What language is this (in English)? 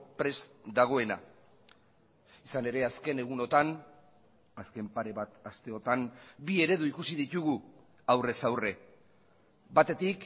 Basque